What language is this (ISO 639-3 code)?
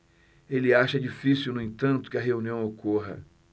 por